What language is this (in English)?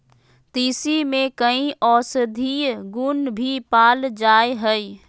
Magahi